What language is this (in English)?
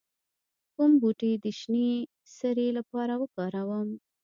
Pashto